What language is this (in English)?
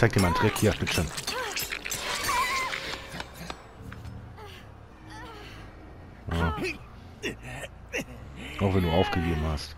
German